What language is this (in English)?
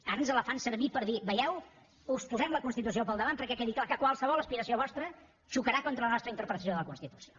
Catalan